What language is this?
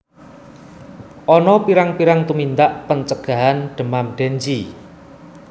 Javanese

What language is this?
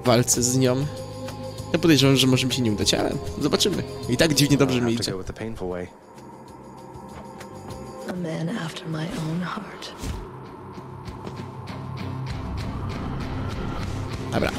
Polish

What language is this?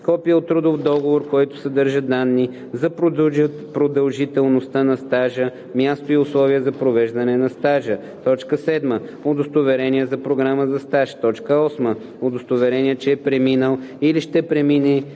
Bulgarian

